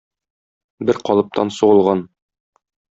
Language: Tatar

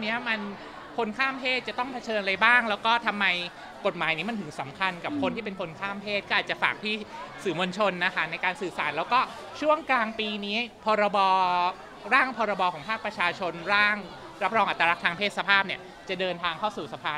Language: Thai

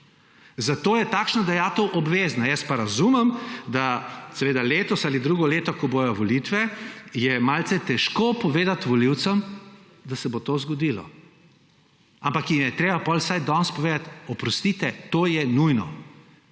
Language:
Slovenian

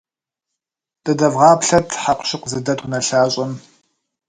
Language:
Kabardian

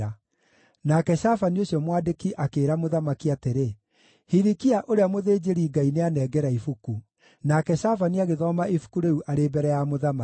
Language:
Kikuyu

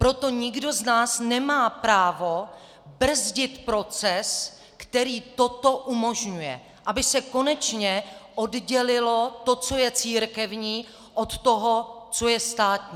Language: Czech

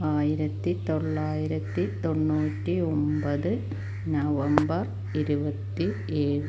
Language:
Malayalam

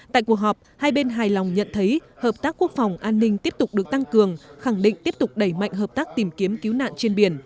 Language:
Vietnamese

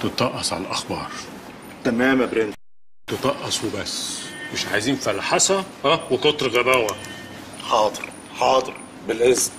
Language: Arabic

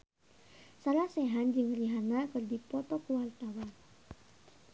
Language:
Sundanese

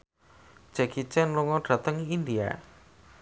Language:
Javanese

